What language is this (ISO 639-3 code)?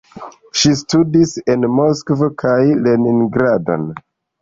epo